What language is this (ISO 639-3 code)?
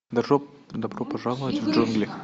rus